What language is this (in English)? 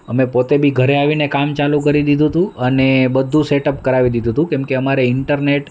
Gujarati